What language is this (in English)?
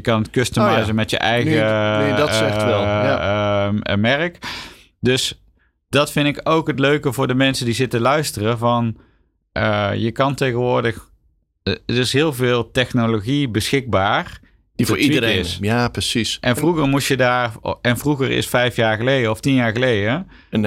Dutch